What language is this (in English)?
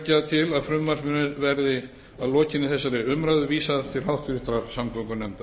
Icelandic